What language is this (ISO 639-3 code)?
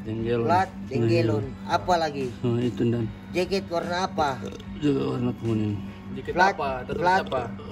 ind